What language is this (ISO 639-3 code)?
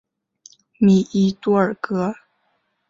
zho